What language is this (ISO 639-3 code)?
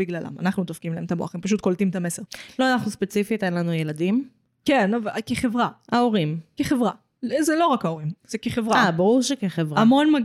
heb